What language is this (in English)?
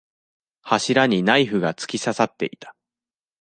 Japanese